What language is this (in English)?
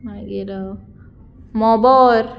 Konkani